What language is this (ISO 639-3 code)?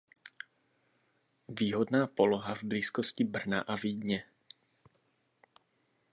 ces